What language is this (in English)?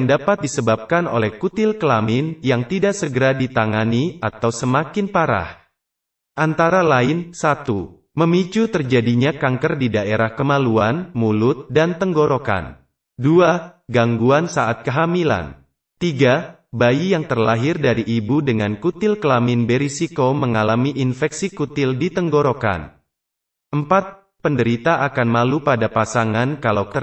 Indonesian